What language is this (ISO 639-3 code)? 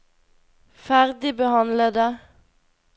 nor